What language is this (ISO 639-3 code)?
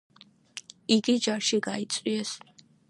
kat